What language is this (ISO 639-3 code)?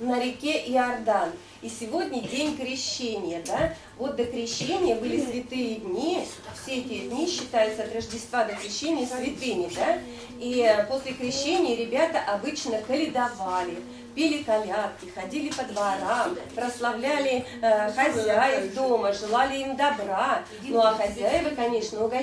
rus